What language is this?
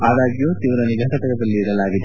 Kannada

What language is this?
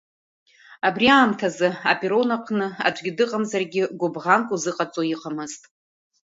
Abkhazian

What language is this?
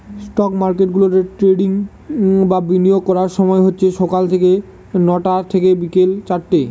Bangla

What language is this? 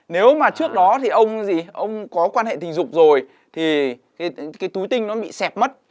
Vietnamese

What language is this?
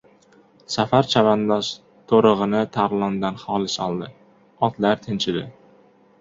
Uzbek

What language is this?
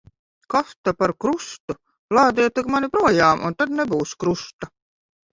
Latvian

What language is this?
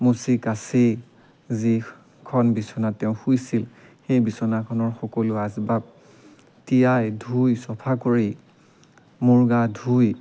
Assamese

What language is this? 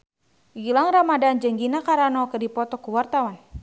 Sundanese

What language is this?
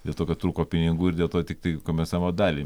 Lithuanian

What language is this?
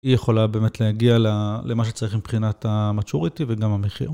Hebrew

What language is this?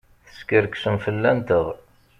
Kabyle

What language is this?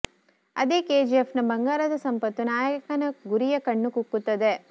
Kannada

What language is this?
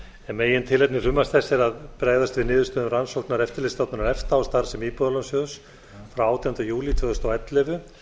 Icelandic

